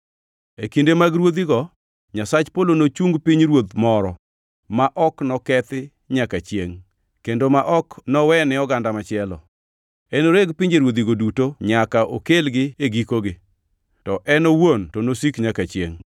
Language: Luo (Kenya and Tanzania)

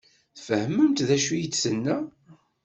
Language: Kabyle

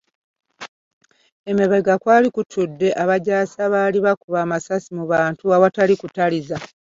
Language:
Ganda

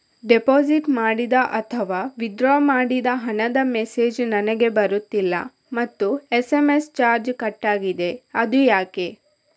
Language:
Kannada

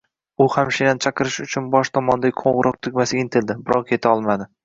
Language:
Uzbek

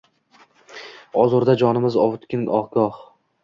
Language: Uzbek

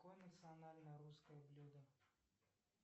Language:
Russian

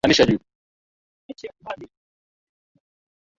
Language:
Swahili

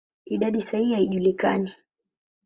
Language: Swahili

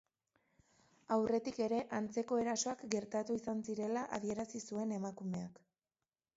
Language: Basque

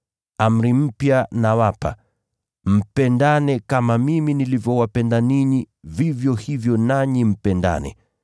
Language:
Swahili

